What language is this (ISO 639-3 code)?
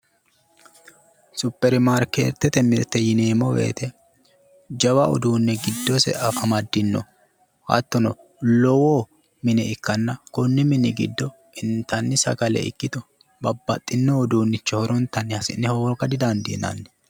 sid